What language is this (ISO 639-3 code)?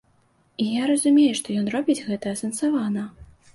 bel